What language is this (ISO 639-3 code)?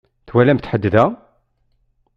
kab